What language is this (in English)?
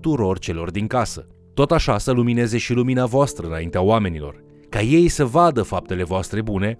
Romanian